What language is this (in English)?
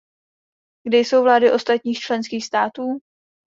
Czech